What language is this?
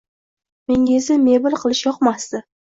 Uzbek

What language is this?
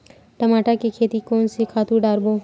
Chhattisgarhi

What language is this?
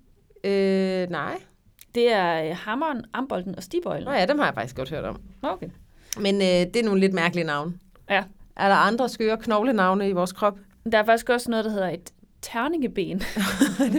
Danish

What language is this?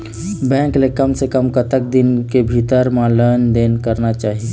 Chhattisgarhi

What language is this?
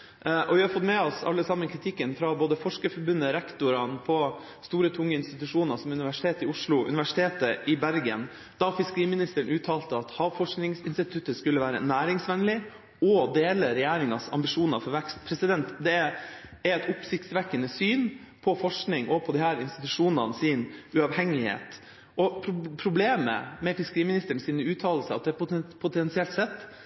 Norwegian Bokmål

